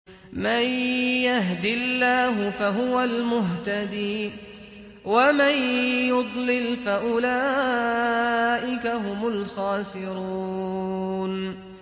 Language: Arabic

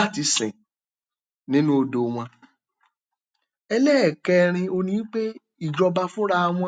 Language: Yoruba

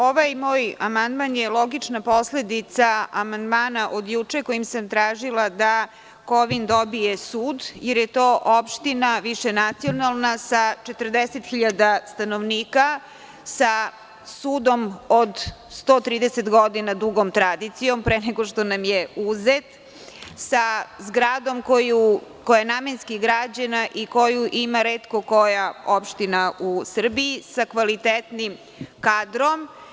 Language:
Serbian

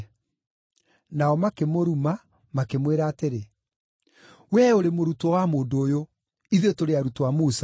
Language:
Kikuyu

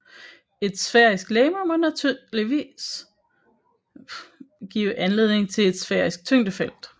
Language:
Danish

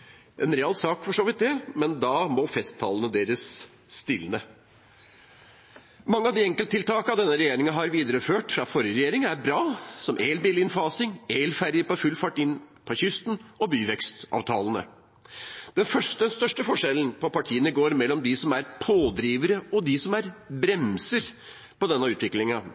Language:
Norwegian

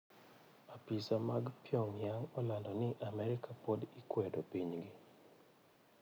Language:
Luo (Kenya and Tanzania)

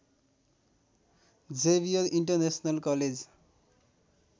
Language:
Nepali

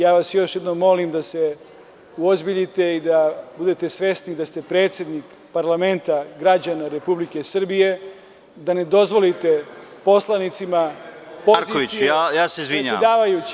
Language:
Serbian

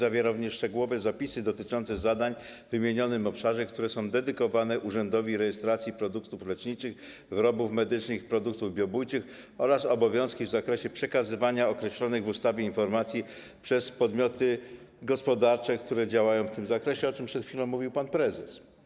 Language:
Polish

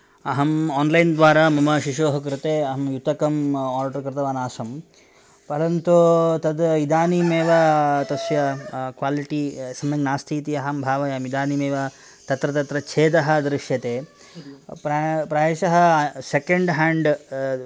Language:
Sanskrit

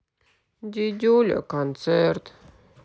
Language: Russian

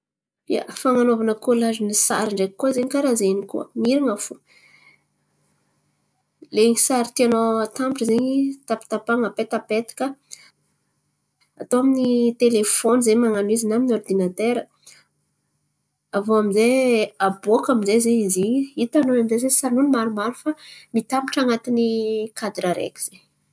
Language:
Antankarana Malagasy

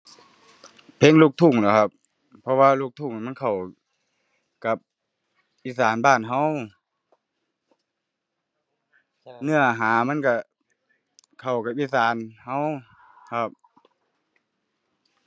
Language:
Thai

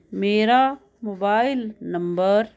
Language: Punjabi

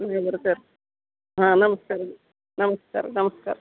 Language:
Kannada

